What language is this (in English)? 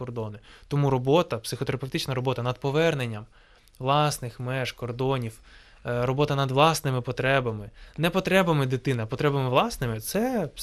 Ukrainian